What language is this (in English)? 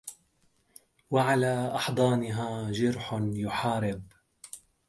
Arabic